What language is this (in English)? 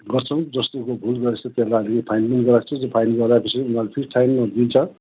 Nepali